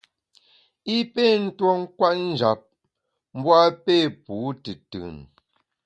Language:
Bamun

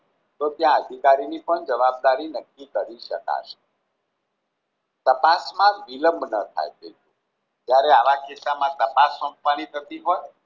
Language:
Gujarati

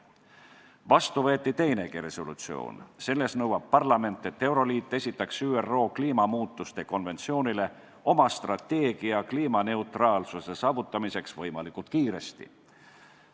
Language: Estonian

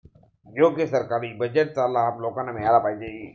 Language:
Marathi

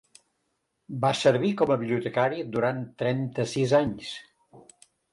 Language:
Catalan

